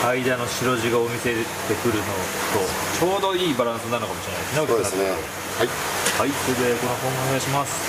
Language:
Japanese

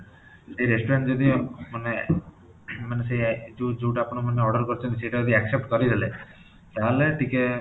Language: Odia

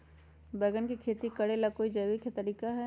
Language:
Magahi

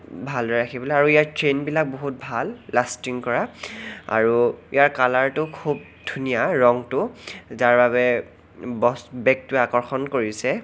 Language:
Assamese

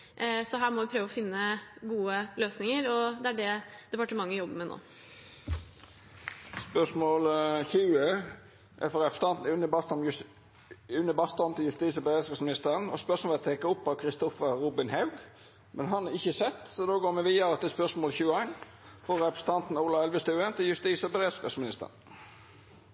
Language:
Norwegian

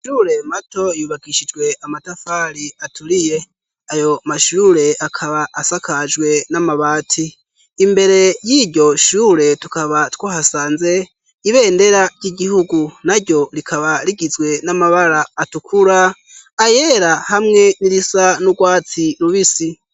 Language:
Rundi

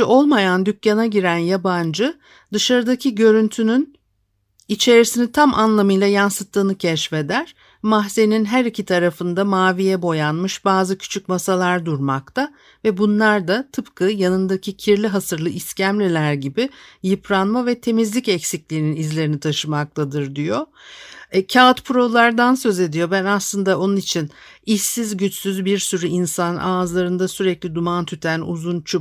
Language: Turkish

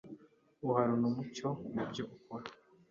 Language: Kinyarwanda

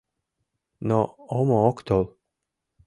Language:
Mari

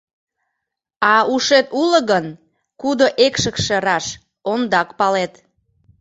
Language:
Mari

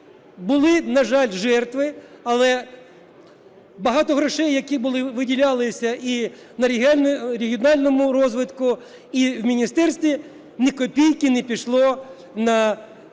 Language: Ukrainian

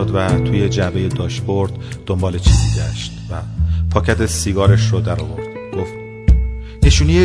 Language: Persian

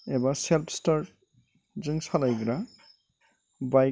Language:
Bodo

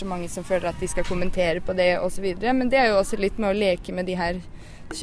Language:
Danish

